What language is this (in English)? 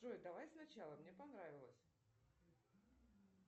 Russian